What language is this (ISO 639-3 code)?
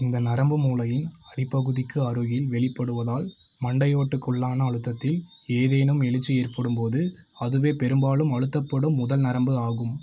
tam